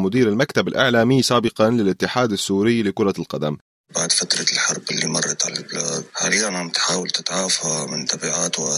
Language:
Arabic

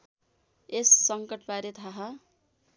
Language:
Nepali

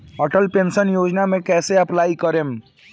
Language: Bhojpuri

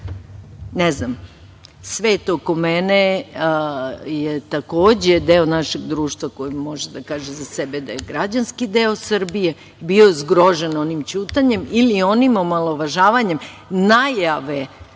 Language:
Serbian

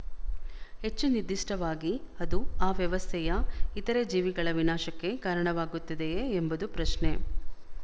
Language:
Kannada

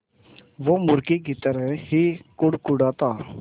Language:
Hindi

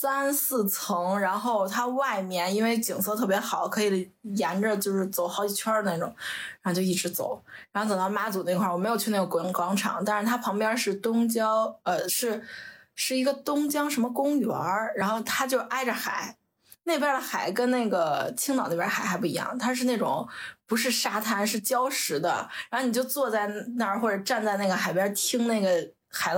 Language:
Chinese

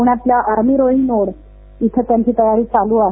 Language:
Marathi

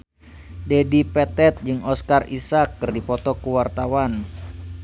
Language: Sundanese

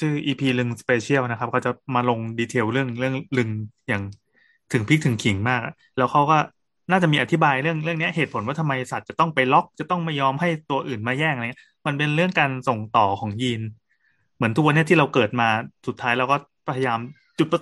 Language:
Thai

